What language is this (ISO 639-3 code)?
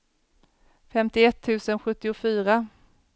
swe